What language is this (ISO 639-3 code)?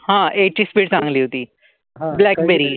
mar